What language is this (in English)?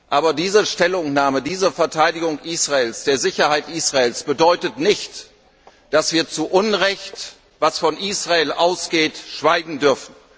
German